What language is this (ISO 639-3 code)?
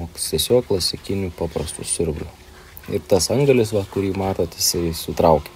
lit